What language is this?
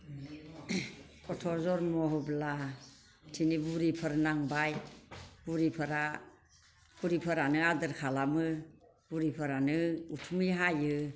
Bodo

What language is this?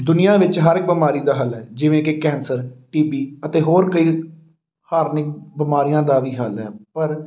Punjabi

